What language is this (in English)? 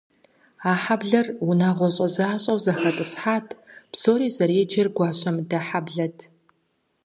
Kabardian